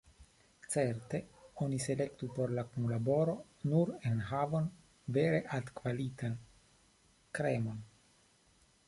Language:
Esperanto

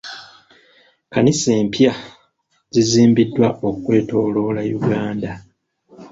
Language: Ganda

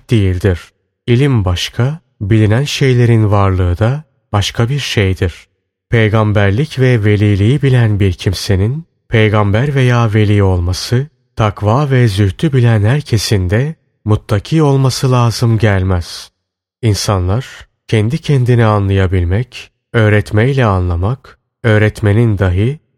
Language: Turkish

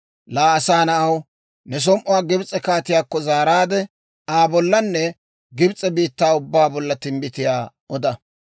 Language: Dawro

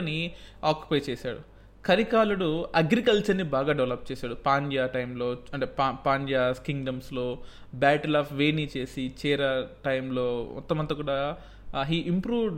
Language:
Telugu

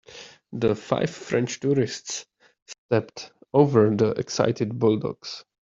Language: English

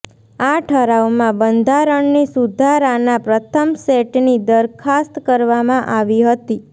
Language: Gujarati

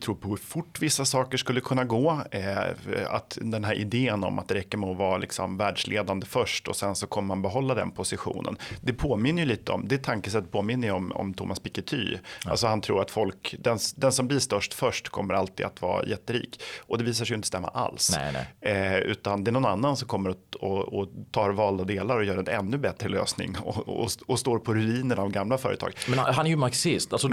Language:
Swedish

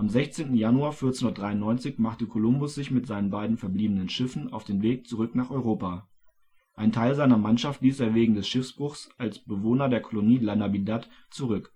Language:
German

